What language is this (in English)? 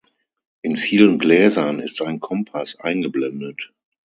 German